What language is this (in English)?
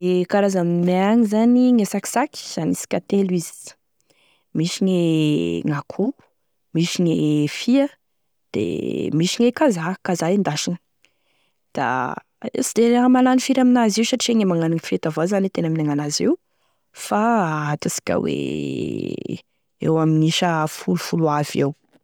Tesaka Malagasy